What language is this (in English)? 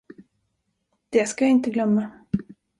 Swedish